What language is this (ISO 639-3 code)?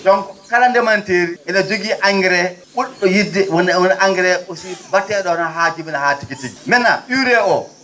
ful